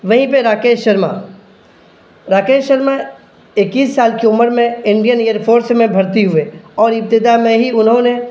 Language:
Urdu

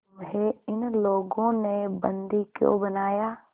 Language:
Hindi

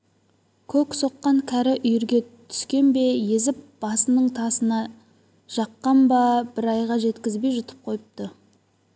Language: Kazakh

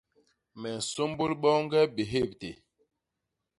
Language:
Basaa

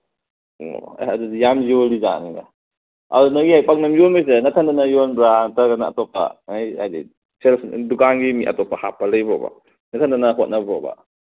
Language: Manipuri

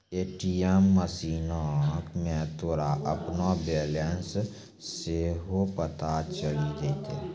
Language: Maithili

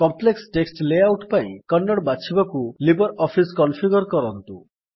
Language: Odia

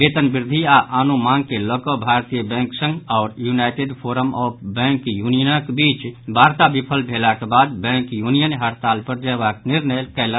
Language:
Maithili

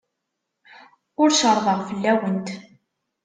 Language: Kabyle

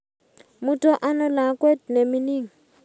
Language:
Kalenjin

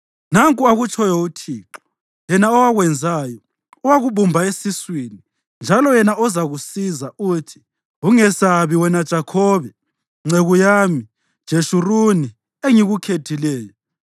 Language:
North Ndebele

